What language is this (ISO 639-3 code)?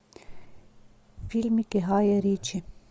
rus